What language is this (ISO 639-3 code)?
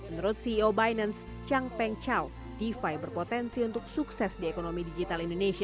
ind